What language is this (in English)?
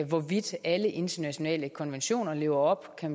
Danish